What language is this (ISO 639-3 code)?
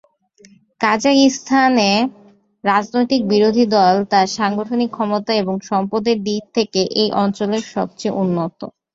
ben